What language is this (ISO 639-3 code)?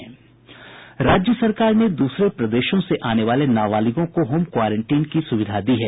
hin